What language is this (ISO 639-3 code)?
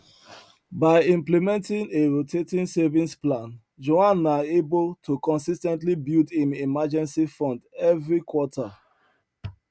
pcm